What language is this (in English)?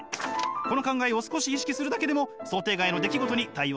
Japanese